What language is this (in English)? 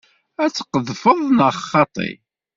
Kabyle